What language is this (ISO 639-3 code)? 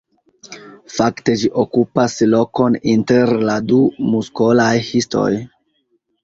epo